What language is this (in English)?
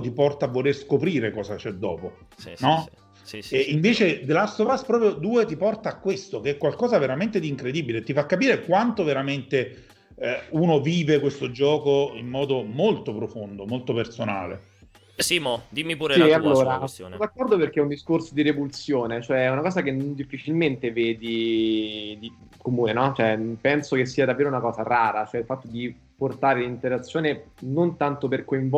Italian